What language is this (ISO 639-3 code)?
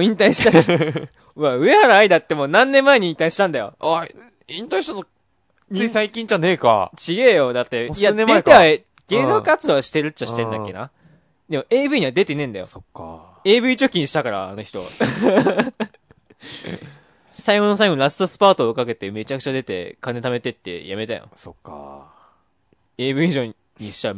jpn